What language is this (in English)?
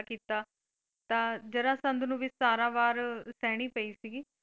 Punjabi